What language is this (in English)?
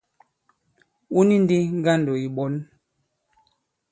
Bankon